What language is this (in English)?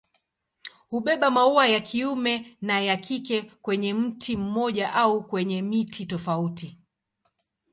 Swahili